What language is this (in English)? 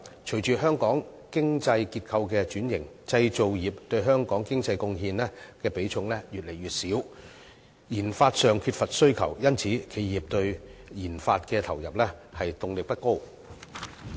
Cantonese